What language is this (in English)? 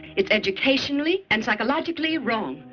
English